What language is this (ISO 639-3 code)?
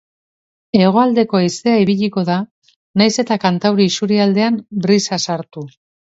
eus